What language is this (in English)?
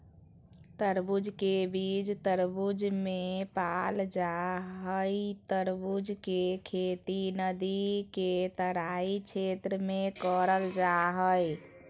Magahi